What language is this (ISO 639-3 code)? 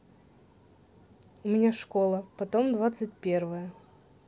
rus